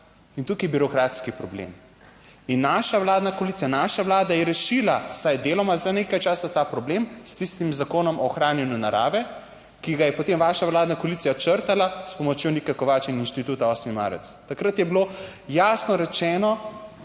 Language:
Slovenian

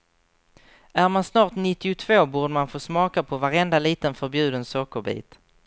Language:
Swedish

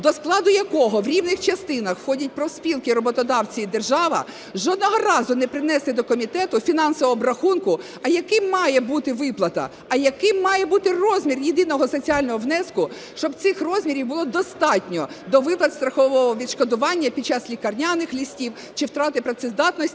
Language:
Ukrainian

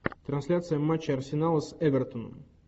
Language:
Russian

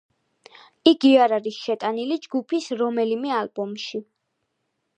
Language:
Georgian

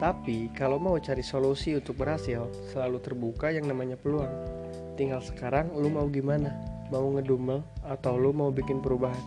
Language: Indonesian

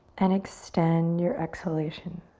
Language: English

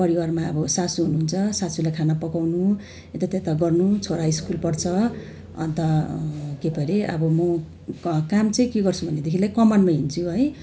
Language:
Nepali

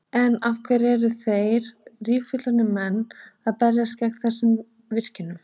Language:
Icelandic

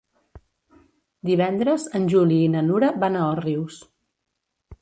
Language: Catalan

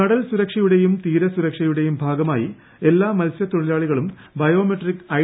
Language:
Malayalam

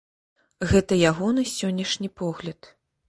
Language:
Belarusian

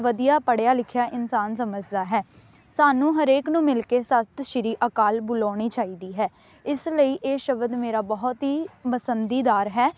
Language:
Punjabi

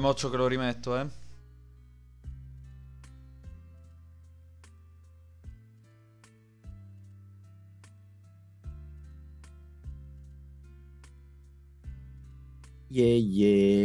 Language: Italian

